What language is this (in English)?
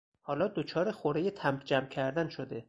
Persian